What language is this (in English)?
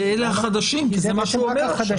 Hebrew